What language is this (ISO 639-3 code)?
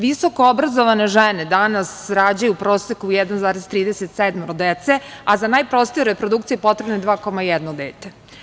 srp